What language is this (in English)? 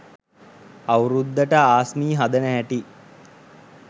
Sinhala